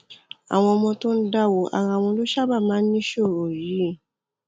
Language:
Yoruba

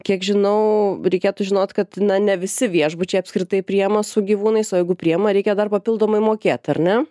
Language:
Lithuanian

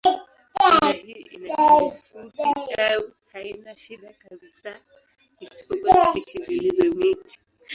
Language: Swahili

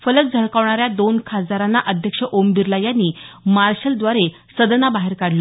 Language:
Marathi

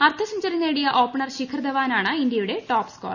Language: Malayalam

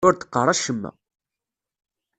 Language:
Kabyle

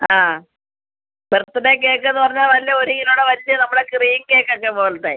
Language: Malayalam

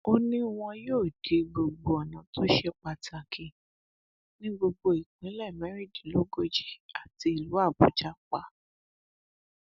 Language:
Yoruba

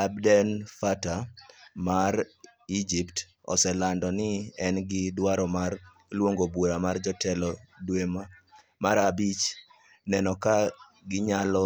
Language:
Luo (Kenya and Tanzania)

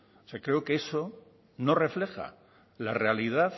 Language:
Spanish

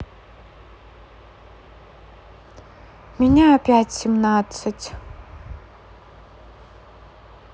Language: Russian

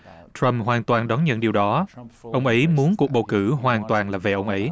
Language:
Vietnamese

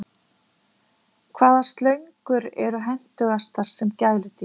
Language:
Icelandic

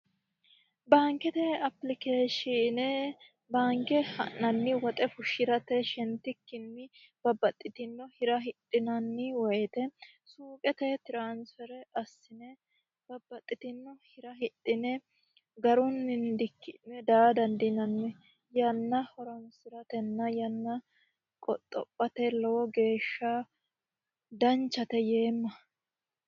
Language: Sidamo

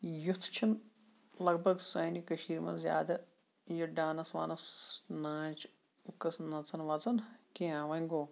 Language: Kashmiri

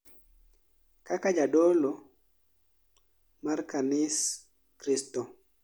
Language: Luo (Kenya and Tanzania)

